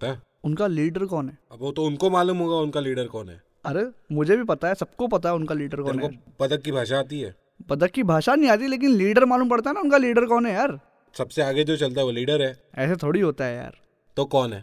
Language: Hindi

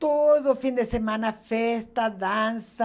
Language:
Portuguese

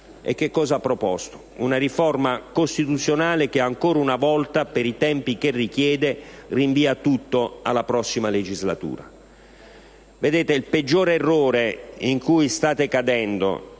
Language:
Italian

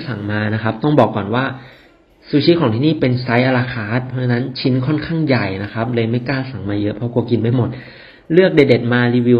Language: Thai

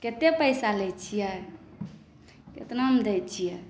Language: Maithili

